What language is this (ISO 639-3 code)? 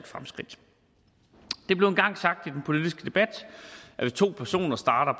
dan